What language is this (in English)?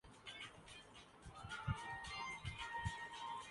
Urdu